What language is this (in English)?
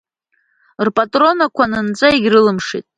Abkhazian